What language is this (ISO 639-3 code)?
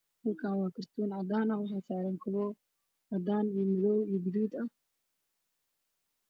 som